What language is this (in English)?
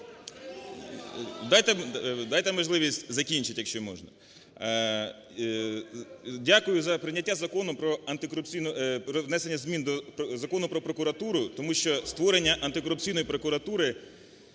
Ukrainian